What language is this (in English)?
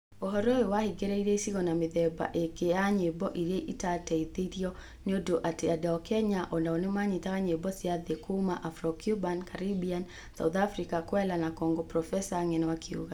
Kikuyu